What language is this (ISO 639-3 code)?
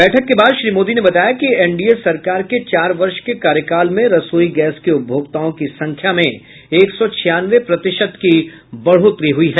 hin